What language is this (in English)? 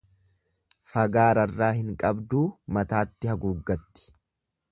Oromo